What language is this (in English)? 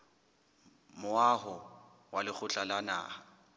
Southern Sotho